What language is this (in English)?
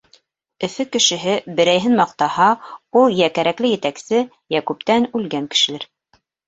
Bashkir